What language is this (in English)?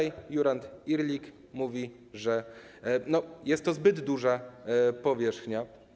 Polish